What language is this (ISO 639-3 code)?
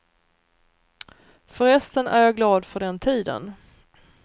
swe